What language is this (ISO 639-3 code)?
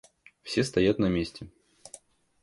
rus